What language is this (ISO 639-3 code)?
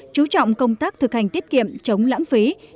vie